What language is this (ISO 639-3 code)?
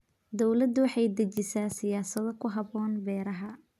som